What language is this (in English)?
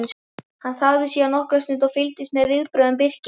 Icelandic